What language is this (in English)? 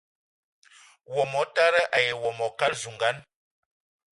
Eton (Cameroon)